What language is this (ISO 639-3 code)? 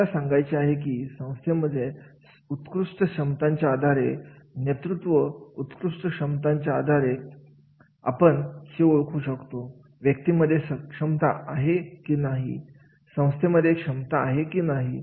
mar